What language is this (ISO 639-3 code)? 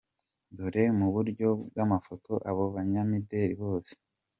kin